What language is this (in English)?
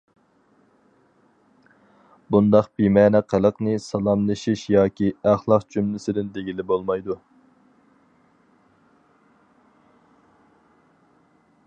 Uyghur